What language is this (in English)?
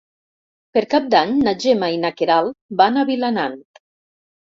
Catalan